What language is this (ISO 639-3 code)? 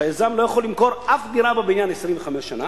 heb